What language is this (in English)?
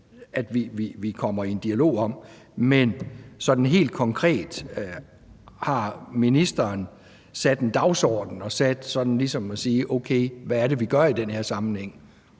Danish